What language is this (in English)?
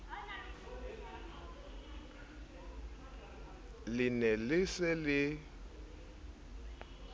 Southern Sotho